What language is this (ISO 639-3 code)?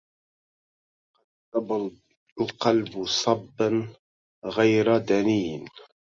ara